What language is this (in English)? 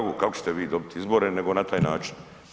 Croatian